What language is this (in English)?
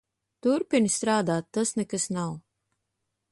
Latvian